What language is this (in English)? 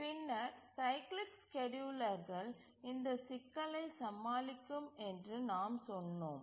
Tamil